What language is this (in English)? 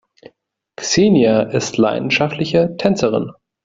German